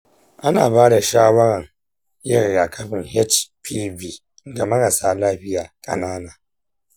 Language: Hausa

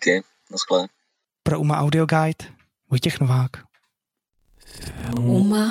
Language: Czech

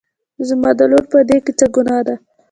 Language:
Pashto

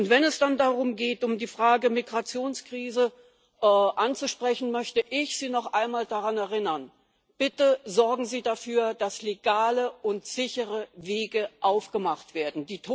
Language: German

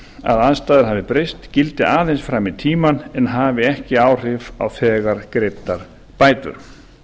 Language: Icelandic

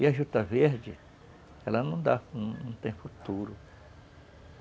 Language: Portuguese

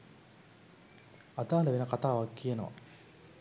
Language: Sinhala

